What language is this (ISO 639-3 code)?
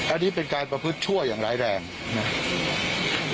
tha